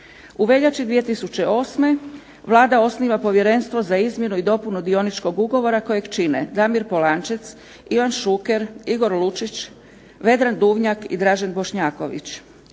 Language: Croatian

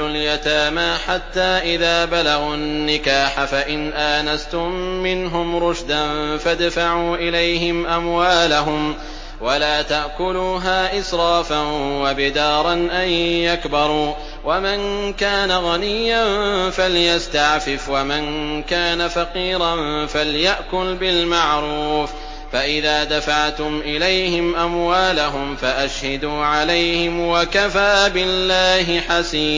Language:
Arabic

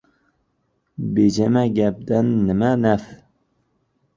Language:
Uzbek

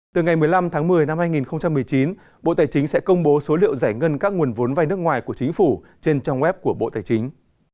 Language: Vietnamese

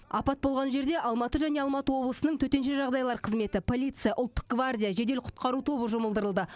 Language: Kazakh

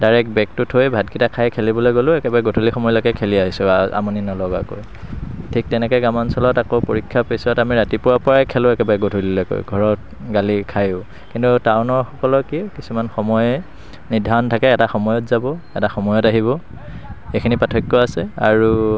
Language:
Assamese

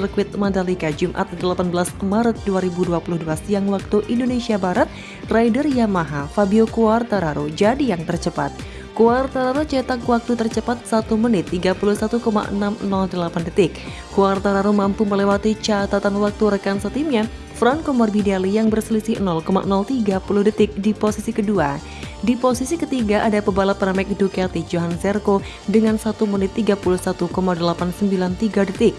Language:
Indonesian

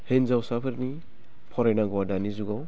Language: Bodo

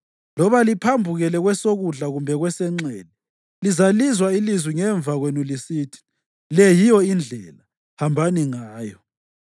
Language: North Ndebele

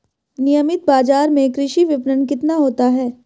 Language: Hindi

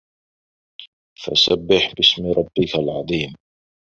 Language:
Arabic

